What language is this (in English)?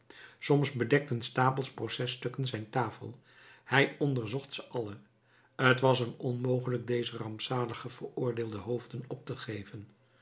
Dutch